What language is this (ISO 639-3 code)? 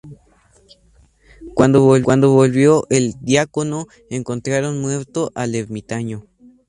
spa